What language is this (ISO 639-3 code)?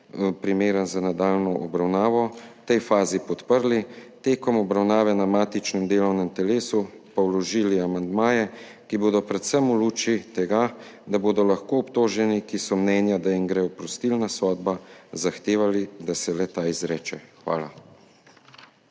slv